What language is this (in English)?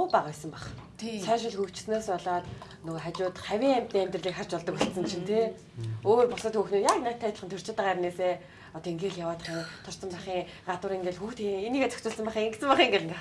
Korean